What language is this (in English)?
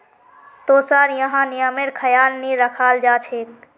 Magahi